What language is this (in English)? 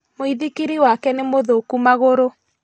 Kikuyu